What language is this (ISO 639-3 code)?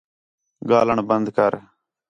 xhe